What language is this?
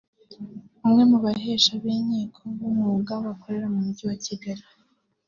Kinyarwanda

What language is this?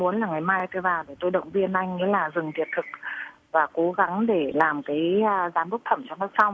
Vietnamese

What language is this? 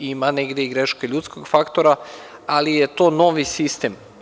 Serbian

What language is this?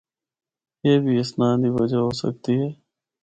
Northern Hindko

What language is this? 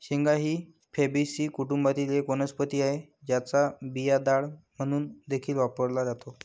Marathi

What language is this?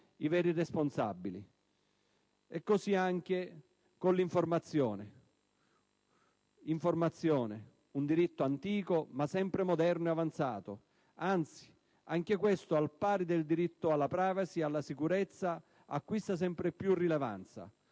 Italian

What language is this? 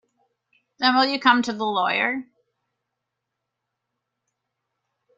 English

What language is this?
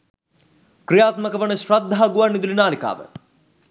Sinhala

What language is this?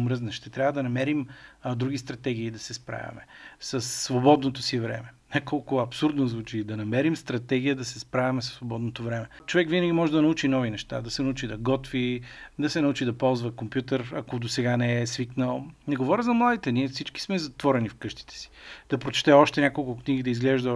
Bulgarian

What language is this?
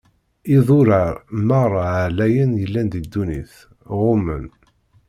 Kabyle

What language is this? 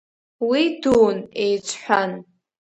Abkhazian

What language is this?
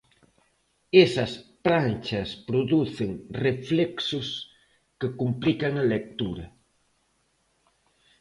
Galician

